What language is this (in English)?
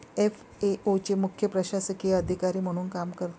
Marathi